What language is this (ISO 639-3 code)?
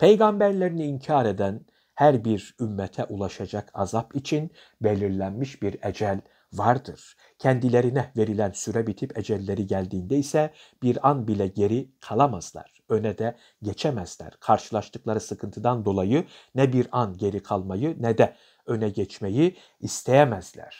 tur